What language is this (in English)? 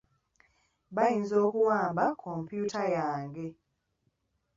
Ganda